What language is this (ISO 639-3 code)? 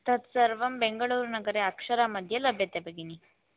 san